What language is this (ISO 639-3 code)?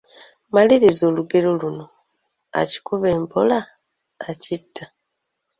lug